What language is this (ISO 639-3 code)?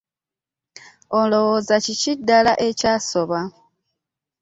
lug